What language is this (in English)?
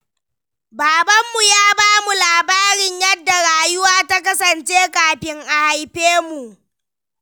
Hausa